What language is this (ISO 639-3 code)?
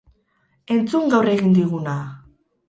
eus